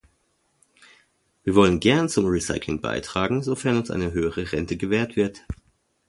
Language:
German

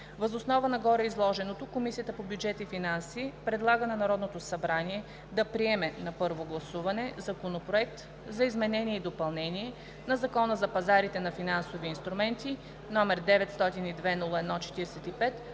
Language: Bulgarian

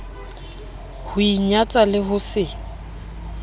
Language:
Southern Sotho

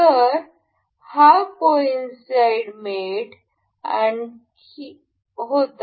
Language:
Marathi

